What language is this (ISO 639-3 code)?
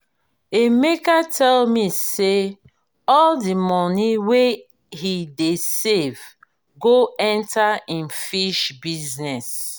pcm